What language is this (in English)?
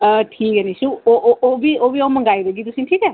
Dogri